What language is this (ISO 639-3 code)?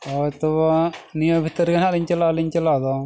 sat